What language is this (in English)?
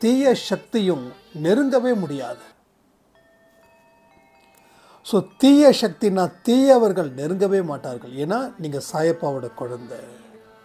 Tamil